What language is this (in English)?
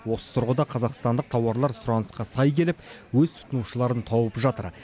Kazakh